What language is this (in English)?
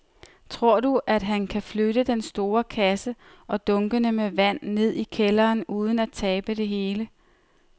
Danish